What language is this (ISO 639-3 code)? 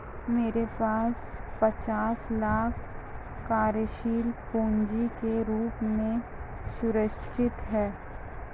hin